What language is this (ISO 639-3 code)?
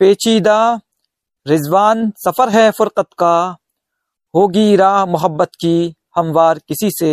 hin